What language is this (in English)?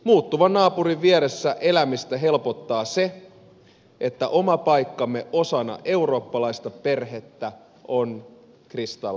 Finnish